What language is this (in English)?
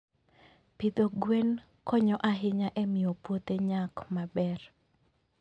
Luo (Kenya and Tanzania)